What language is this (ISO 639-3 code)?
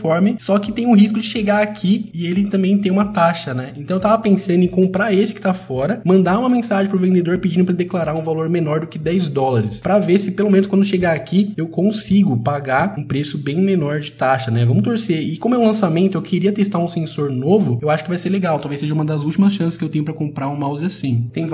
por